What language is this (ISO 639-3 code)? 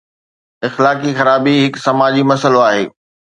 snd